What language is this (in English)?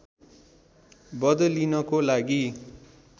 Nepali